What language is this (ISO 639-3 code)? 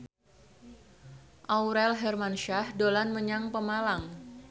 jav